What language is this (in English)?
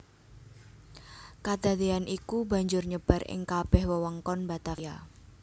Javanese